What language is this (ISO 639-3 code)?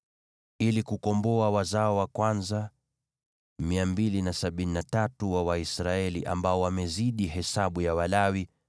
swa